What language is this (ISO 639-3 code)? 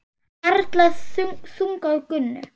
isl